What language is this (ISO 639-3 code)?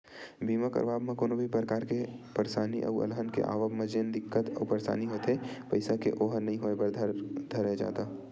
hne